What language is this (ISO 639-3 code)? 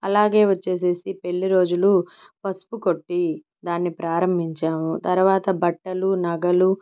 tel